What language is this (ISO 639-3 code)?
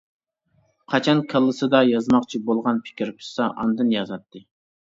uig